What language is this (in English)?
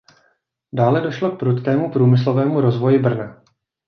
Czech